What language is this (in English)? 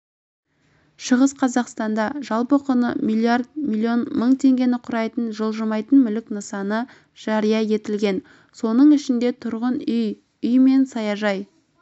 Kazakh